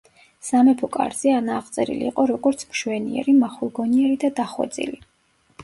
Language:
Georgian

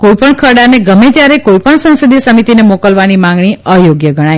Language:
Gujarati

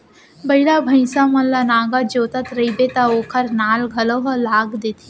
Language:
Chhattisgarhi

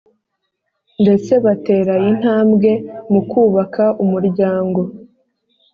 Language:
Kinyarwanda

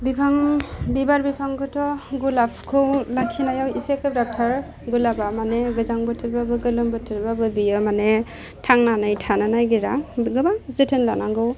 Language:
Bodo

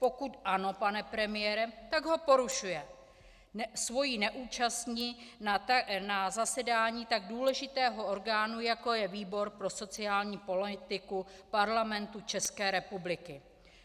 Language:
Czech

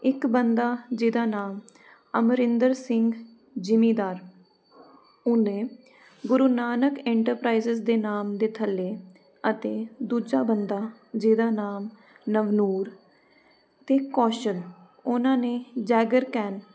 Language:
Punjabi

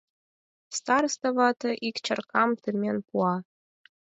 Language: Mari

